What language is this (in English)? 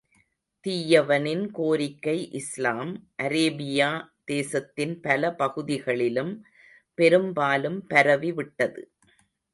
Tamil